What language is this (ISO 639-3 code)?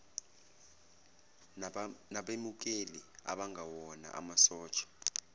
zul